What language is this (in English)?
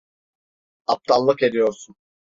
Turkish